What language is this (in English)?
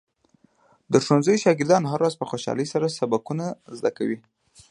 Pashto